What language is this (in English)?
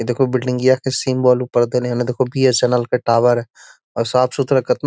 Magahi